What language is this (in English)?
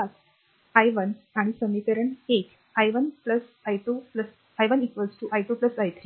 Marathi